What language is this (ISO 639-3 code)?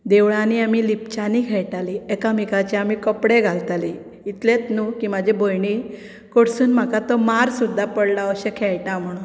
kok